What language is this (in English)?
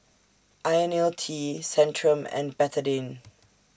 English